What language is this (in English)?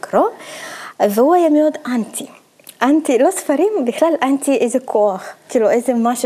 Hebrew